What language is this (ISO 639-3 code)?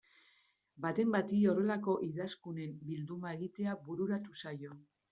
eus